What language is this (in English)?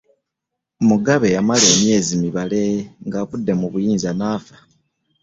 Ganda